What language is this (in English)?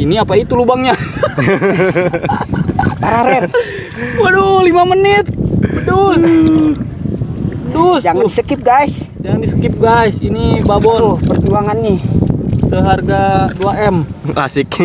Indonesian